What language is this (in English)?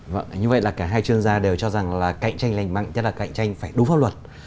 Vietnamese